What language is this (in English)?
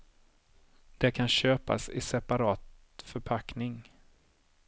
Swedish